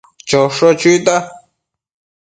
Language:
Matsés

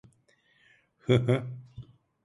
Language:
Turkish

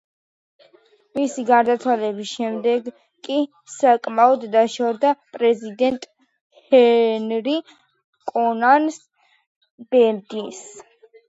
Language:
Georgian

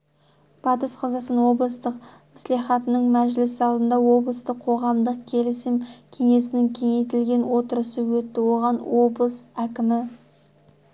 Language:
Kazakh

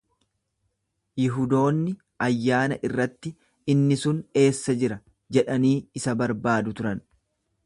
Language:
Oromo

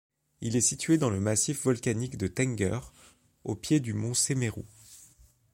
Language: French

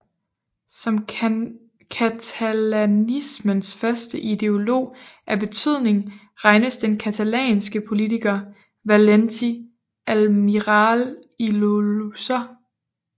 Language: Danish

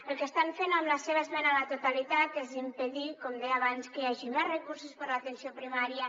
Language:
Catalan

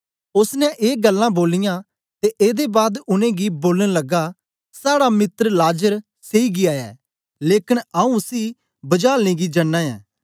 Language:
Dogri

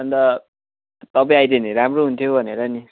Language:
Nepali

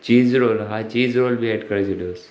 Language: Sindhi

